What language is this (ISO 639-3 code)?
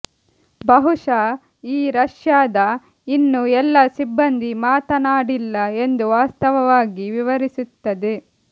kan